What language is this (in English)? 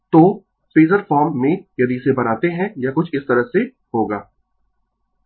Hindi